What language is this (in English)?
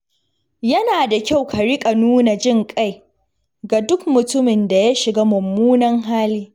Hausa